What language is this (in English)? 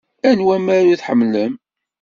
Kabyle